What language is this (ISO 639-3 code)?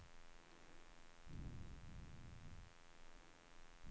swe